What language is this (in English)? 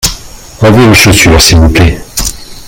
French